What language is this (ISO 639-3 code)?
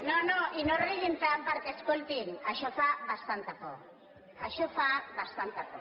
cat